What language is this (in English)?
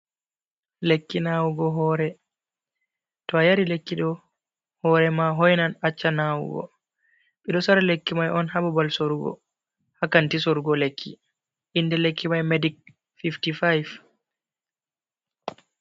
Fula